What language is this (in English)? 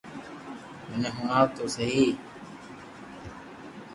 Loarki